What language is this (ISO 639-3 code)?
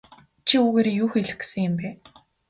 mon